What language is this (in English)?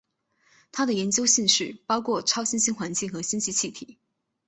Chinese